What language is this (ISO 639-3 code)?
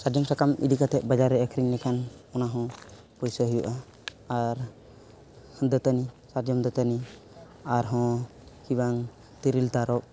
sat